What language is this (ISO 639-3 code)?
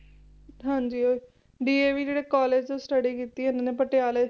pan